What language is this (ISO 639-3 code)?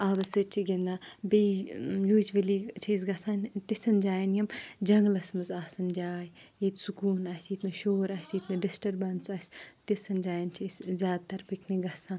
kas